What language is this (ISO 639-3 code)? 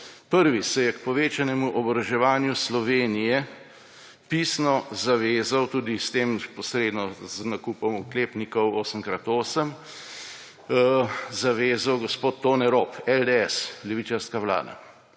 slv